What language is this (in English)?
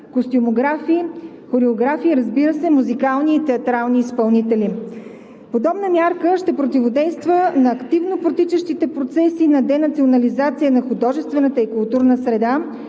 Bulgarian